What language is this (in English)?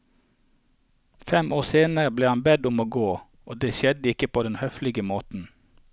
Norwegian